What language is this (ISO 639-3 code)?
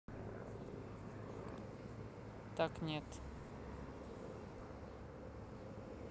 rus